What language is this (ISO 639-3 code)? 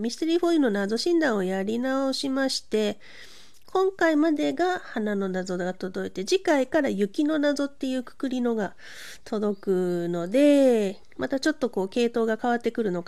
jpn